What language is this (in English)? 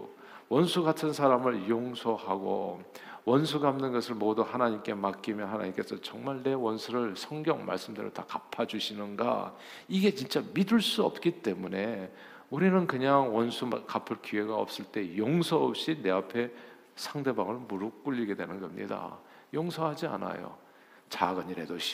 Korean